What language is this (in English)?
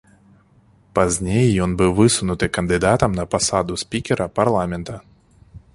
Belarusian